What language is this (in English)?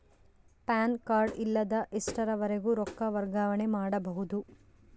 Kannada